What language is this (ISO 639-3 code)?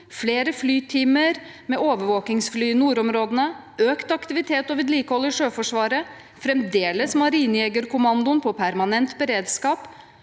nor